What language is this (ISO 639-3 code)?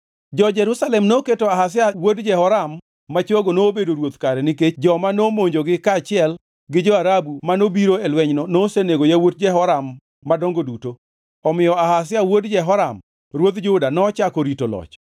luo